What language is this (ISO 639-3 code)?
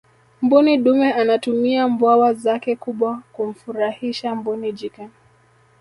swa